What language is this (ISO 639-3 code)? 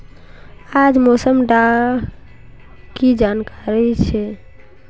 mag